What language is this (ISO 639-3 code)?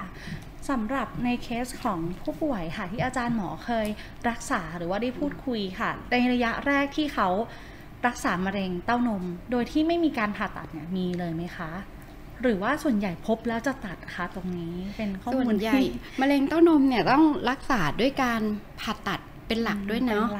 tha